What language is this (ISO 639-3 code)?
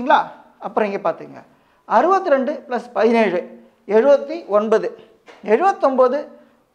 ara